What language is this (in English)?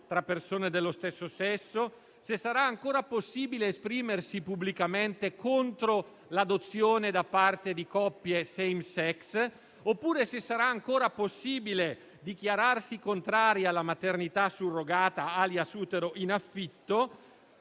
Italian